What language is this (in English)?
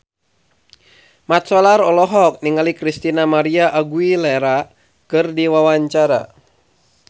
Sundanese